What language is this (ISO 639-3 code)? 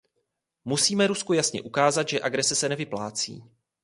ces